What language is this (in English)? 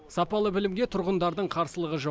Kazakh